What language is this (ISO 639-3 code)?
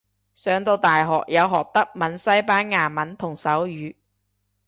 yue